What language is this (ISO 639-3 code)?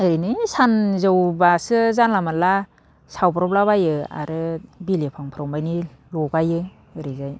brx